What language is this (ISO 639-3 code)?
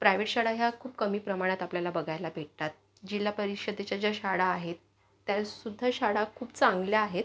mar